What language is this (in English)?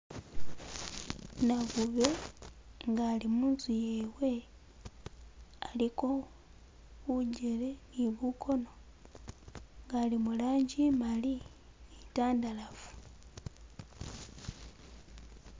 Masaaba